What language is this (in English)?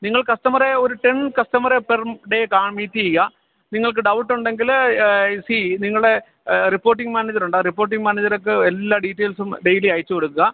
Malayalam